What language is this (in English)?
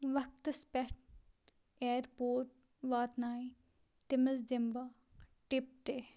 Kashmiri